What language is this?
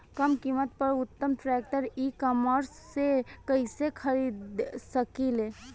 Bhojpuri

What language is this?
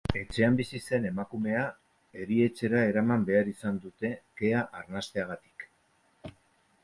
Basque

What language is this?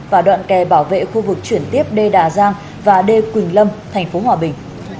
Vietnamese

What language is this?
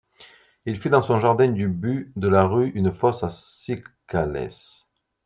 French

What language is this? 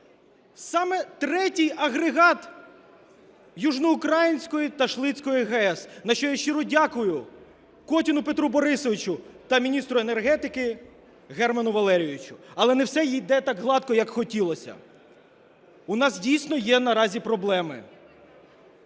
Ukrainian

